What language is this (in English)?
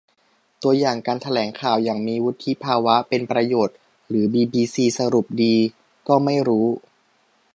Thai